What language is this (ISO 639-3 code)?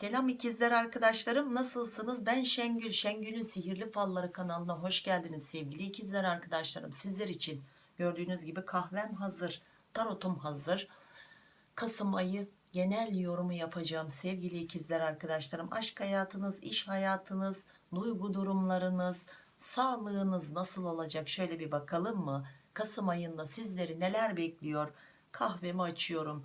tur